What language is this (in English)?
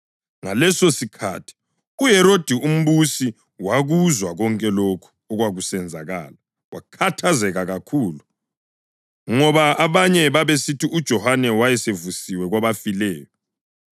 North Ndebele